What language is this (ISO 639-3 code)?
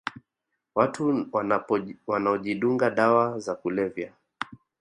swa